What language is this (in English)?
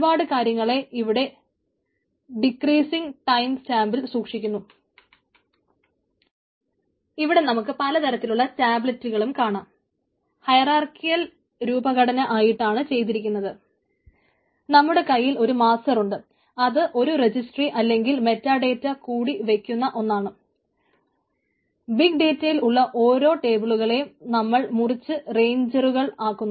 Malayalam